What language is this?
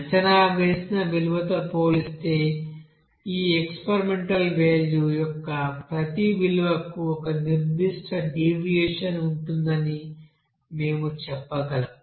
Telugu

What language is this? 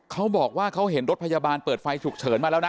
Thai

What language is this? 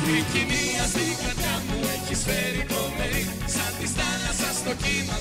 Greek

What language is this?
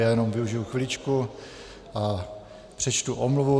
Czech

